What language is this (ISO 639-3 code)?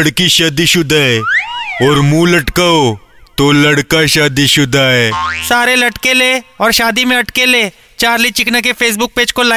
hin